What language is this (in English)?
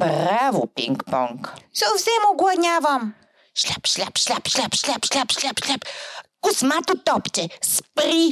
Bulgarian